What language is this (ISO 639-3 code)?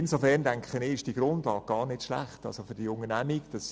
gsw